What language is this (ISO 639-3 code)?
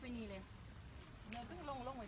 tha